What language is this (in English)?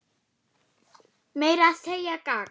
Icelandic